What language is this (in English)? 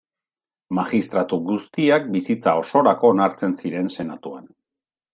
Basque